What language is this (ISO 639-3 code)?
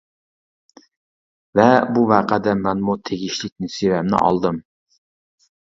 uig